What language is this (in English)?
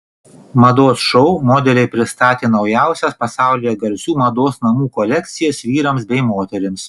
Lithuanian